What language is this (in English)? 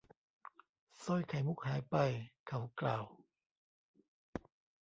Thai